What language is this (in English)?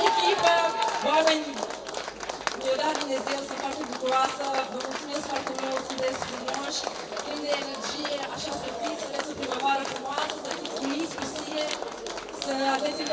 Czech